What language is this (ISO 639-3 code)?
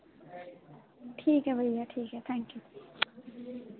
doi